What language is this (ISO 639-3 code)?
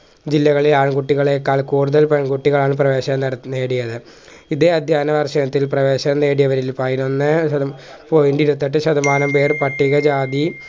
mal